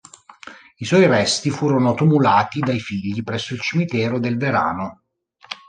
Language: Italian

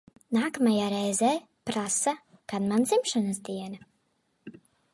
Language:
Latvian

